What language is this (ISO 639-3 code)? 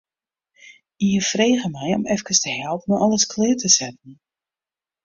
fry